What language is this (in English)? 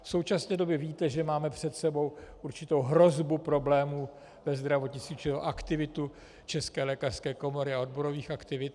Czech